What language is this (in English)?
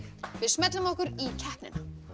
Icelandic